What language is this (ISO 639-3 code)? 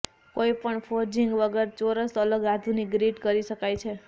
guj